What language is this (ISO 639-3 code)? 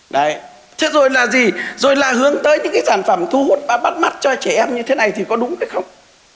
vie